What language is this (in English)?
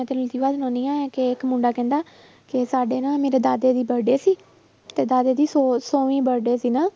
Punjabi